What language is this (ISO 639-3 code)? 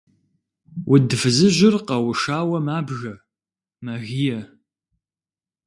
kbd